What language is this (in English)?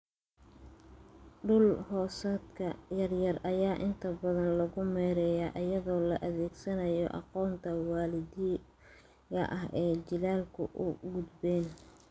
Somali